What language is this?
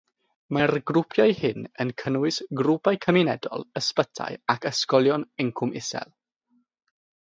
Welsh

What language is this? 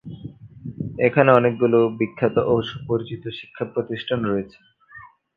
Bangla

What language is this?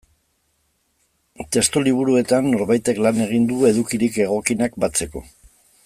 Basque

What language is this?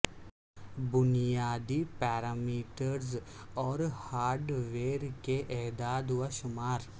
Urdu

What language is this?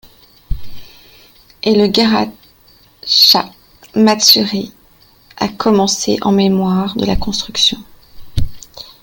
French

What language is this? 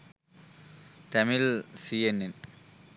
Sinhala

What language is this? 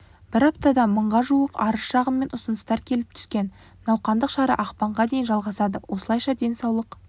Kazakh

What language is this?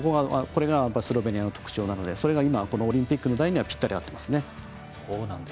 Japanese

